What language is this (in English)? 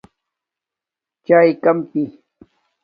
Domaaki